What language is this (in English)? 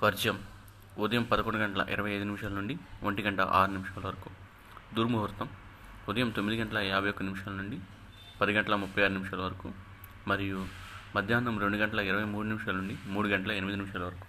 Telugu